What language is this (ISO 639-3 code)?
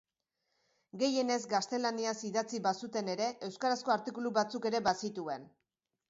eus